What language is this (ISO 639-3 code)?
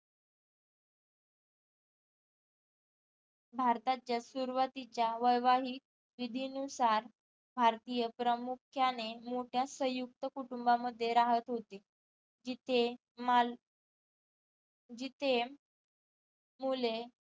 mar